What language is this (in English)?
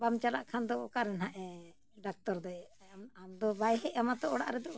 Santali